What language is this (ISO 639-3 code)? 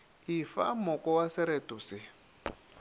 nso